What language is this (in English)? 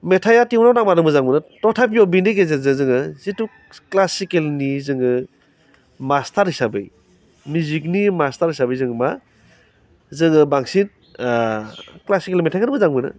Bodo